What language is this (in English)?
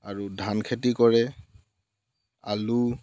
Assamese